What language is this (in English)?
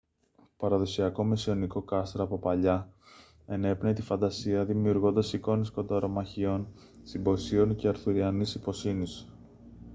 Greek